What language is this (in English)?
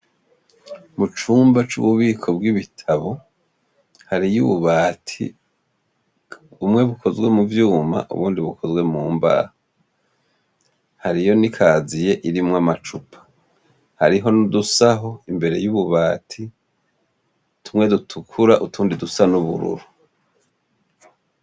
Rundi